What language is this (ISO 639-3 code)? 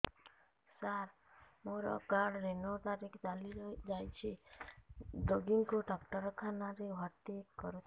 ori